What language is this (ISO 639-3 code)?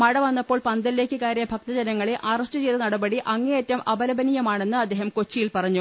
mal